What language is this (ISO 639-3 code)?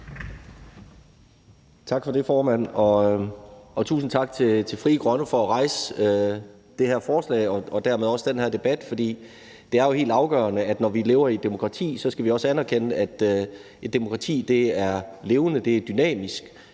dan